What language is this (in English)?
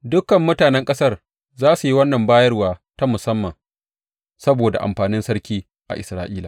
Hausa